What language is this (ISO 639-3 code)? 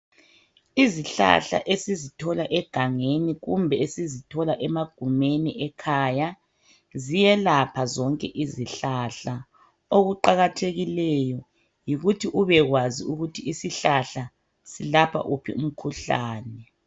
nde